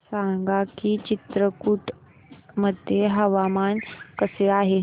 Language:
Marathi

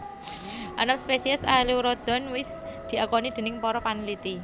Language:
Javanese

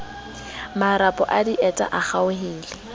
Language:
Southern Sotho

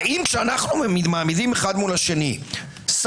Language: Hebrew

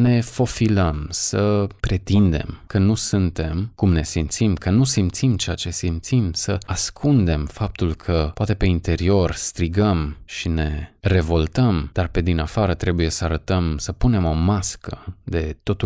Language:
Romanian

